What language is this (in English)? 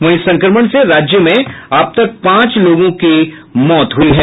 Hindi